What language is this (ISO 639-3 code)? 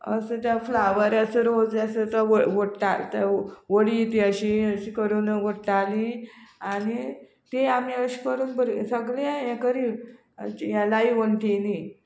kok